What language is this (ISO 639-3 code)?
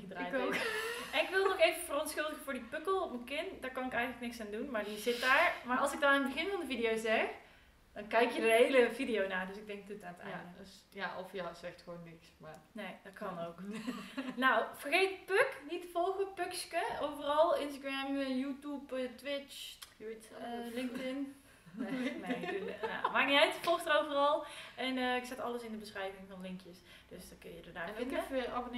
nld